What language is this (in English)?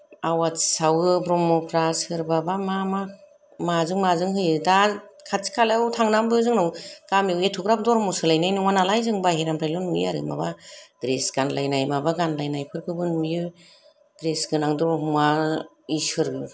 Bodo